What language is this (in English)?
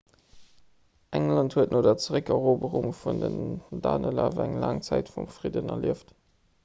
Luxembourgish